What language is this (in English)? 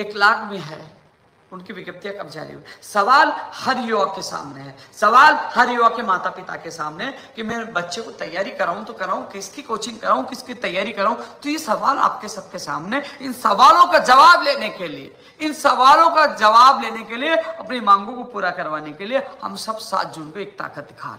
Hindi